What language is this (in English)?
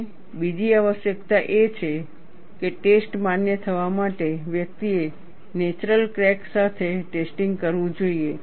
Gujarati